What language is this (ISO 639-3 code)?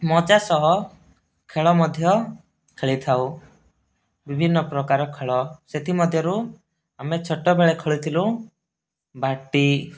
ori